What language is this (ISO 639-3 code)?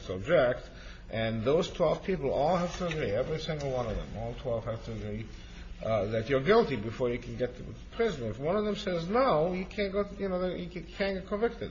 eng